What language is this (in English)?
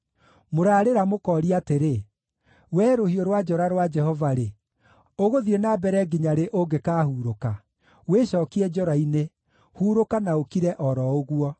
Kikuyu